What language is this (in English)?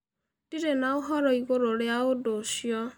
Kikuyu